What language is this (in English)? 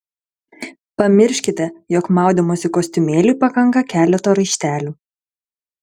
Lithuanian